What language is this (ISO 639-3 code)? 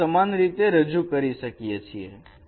guj